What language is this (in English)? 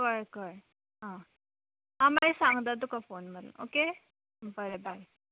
Konkani